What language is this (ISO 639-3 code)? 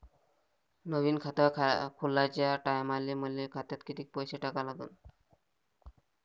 mar